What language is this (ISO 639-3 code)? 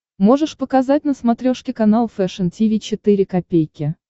rus